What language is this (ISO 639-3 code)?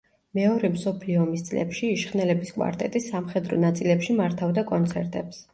kat